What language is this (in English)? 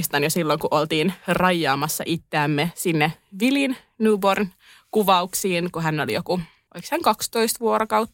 Finnish